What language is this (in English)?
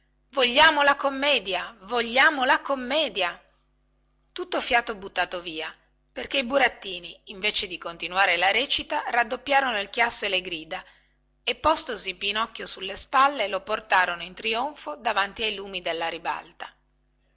Italian